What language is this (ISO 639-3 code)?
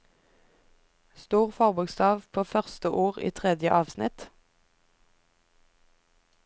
nor